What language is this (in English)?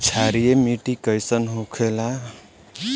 Bhojpuri